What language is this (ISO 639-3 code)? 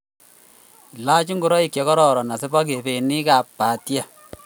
kln